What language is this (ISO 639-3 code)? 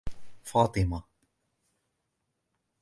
ara